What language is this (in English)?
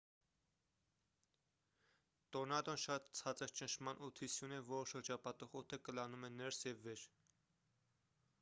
Armenian